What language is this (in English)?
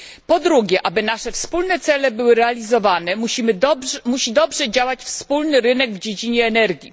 Polish